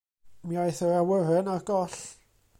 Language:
Welsh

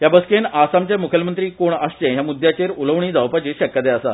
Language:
Konkani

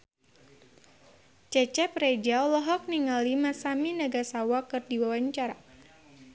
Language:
Sundanese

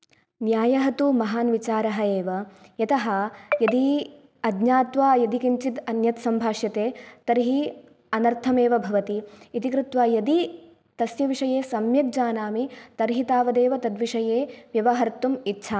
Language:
Sanskrit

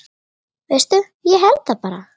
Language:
Icelandic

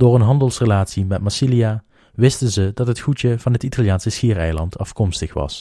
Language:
Dutch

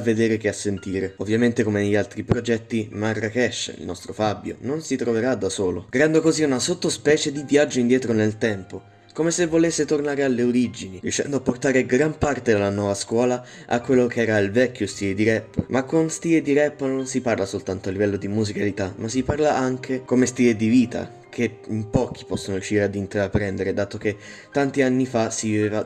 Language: Italian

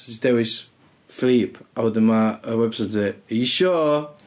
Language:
Welsh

